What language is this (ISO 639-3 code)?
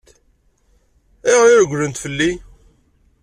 kab